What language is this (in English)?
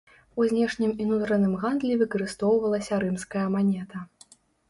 Belarusian